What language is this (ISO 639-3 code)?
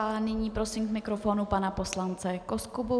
ces